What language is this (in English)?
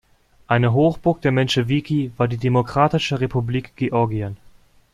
German